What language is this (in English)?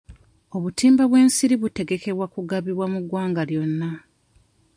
Ganda